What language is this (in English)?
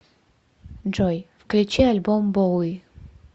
Russian